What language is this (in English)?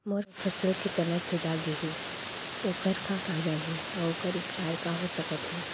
Chhattisgarhi